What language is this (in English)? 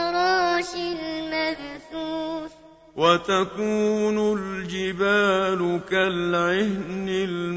Arabic